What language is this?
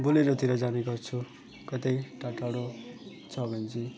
Nepali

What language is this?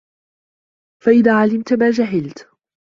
Arabic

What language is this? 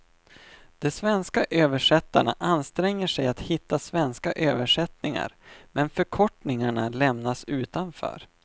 Swedish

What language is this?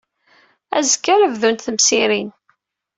Kabyle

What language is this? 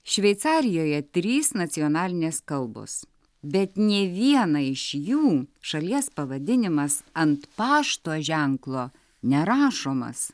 Lithuanian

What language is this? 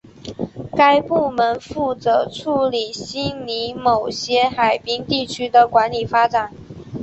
Chinese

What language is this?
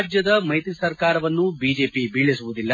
Kannada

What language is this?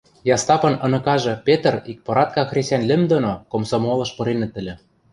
Western Mari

